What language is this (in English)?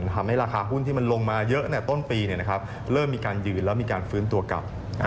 Thai